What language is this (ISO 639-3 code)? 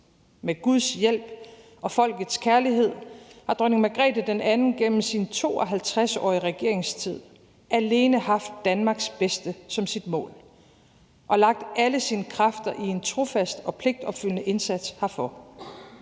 dan